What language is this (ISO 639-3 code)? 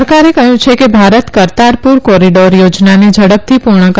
guj